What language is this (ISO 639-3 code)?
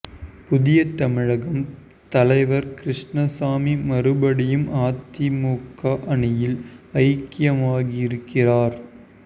tam